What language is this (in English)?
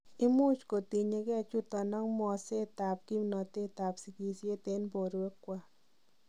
Kalenjin